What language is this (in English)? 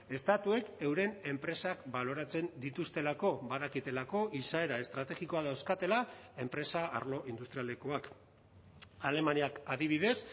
Basque